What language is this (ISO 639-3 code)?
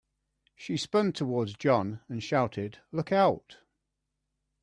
eng